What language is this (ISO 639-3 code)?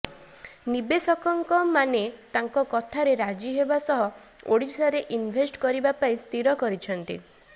ori